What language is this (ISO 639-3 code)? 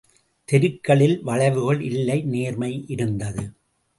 tam